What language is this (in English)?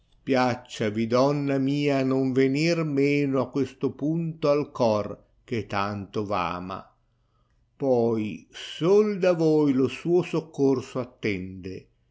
Italian